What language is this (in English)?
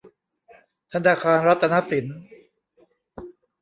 Thai